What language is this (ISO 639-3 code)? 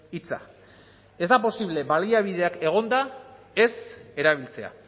eus